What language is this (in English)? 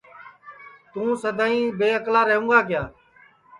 Sansi